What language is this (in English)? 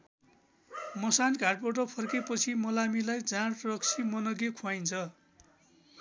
Nepali